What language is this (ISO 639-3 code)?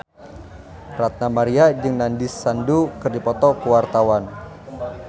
sun